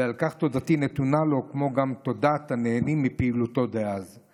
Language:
Hebrew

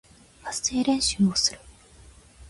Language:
Japanese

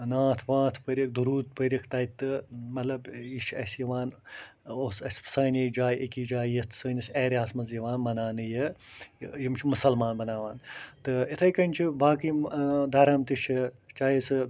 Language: Kashmiri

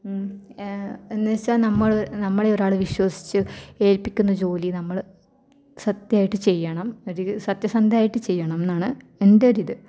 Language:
Malayalam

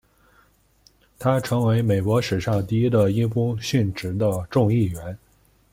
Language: Chinese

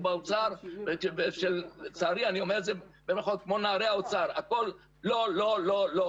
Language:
Hebrew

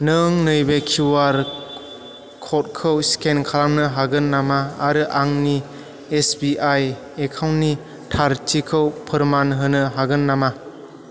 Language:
Bodo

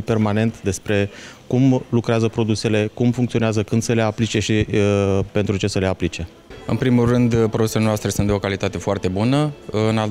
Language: Romanian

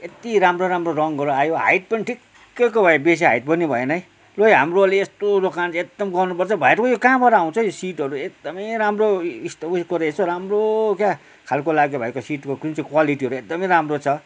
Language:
Nepali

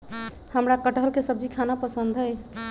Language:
Magahi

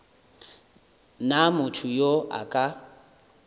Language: Northern Sotho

